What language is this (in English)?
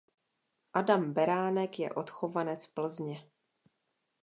Czech